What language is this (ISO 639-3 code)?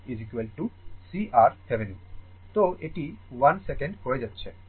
ben